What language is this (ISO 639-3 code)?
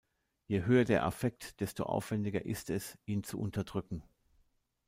deu